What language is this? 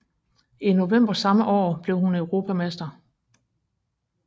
Danish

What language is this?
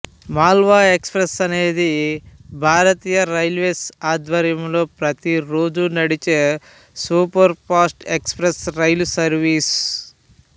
Telugu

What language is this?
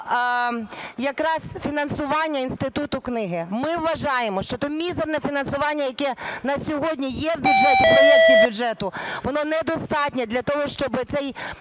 Ukrainian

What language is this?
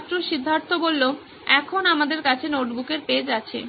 Bangla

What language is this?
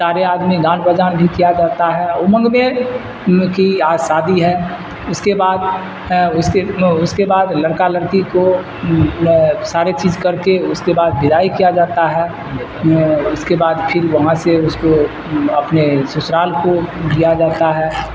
Urdu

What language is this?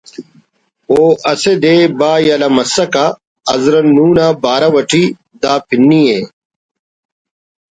Brahui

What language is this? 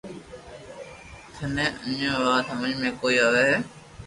Loarki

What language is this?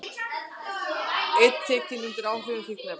Icelandic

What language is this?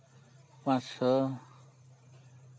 Santali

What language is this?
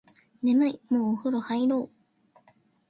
Japanese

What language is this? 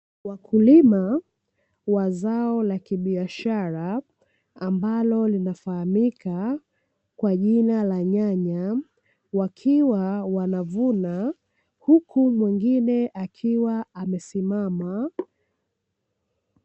Swahili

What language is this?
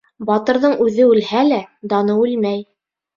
Bashkir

